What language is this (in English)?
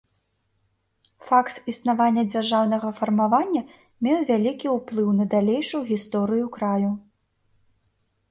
Belarusian